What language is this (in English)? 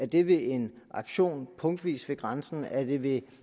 Danish